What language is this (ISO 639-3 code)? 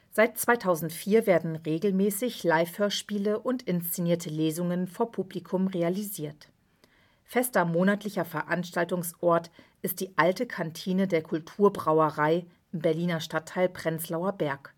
deu